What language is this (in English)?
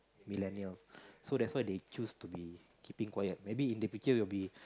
English